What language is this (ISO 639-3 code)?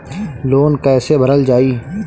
bho